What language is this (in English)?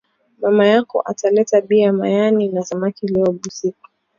Swahili